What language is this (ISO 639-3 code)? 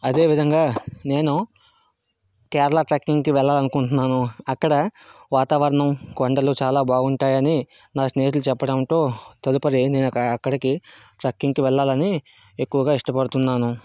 tel